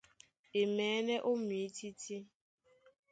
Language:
Duala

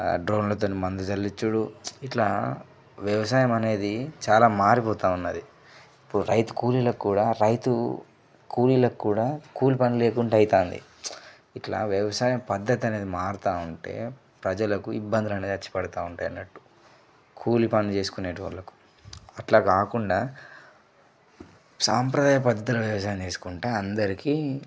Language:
Telugu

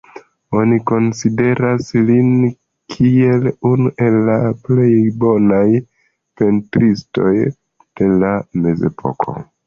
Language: Esperanto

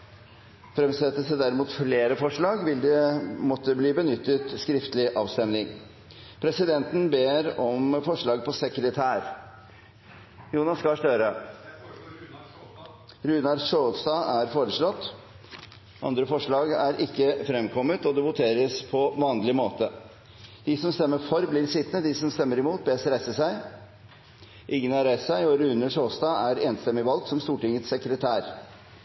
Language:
Norwegian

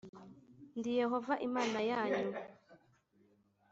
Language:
Kinyarwanda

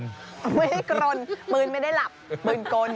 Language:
Thai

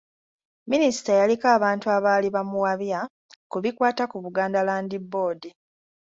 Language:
Ganda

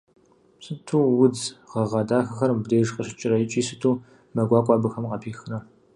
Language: Kabardian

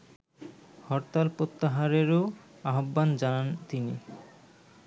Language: Bangla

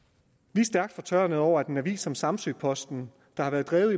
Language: Danish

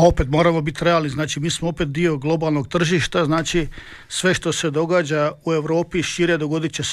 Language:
Croatian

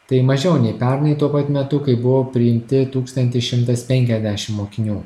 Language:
Lithuanian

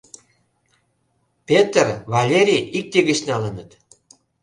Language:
Mari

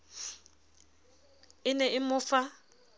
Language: Southern Sotho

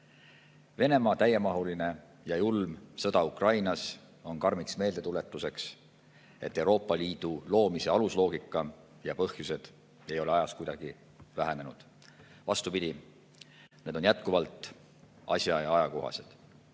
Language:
Estonian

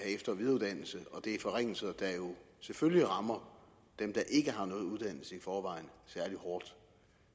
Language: Danish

